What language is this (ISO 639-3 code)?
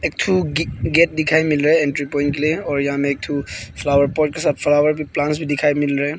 hin